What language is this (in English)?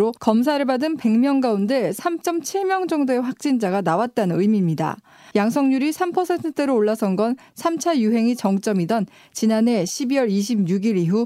Korean